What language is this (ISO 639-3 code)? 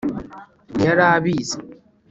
kin